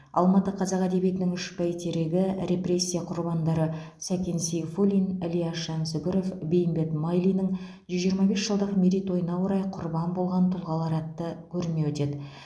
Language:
Kazakh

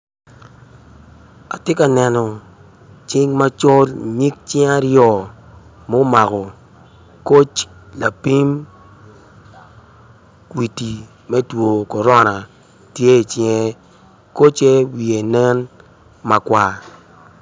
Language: Acoli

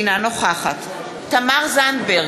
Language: Hebrew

